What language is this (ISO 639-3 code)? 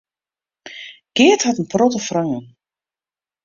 fry